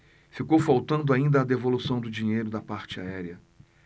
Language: Portuguese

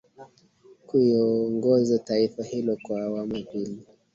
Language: Swahili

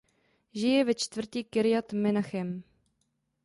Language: Czech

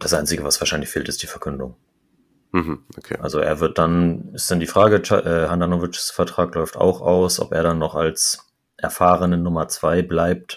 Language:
German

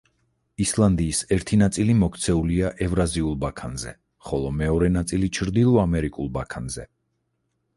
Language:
Georgian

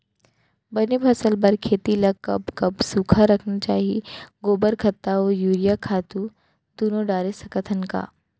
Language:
Chhattisgarhi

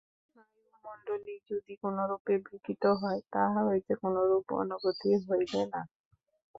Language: Bangla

